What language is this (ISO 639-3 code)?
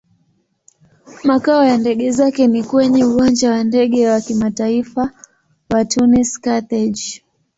swa